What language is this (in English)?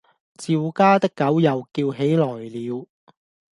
Cantonese